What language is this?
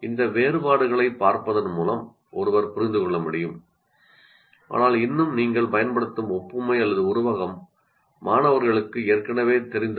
Tamil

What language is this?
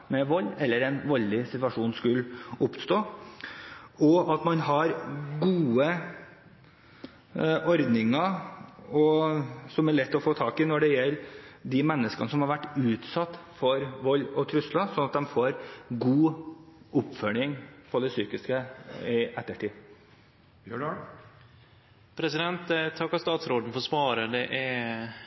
Norwegian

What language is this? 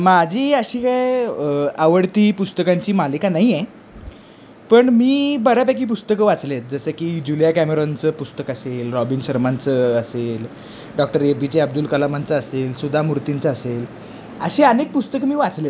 Marathi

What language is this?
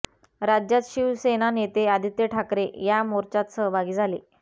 Marathi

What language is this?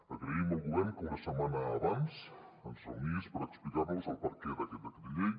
Catalan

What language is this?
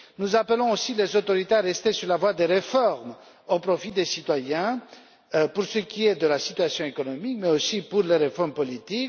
French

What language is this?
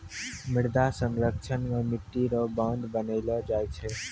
Maithili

